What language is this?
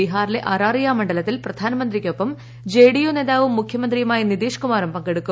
Malayalam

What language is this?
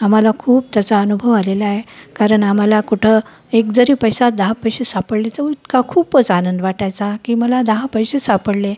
Marathi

